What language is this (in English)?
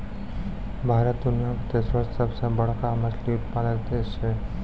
Maithili